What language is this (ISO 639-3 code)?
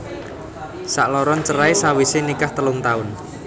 jav